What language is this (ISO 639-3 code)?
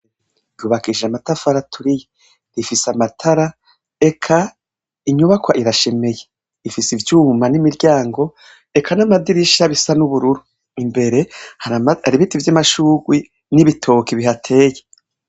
run